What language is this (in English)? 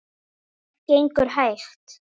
Icelandic